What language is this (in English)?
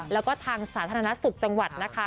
Thai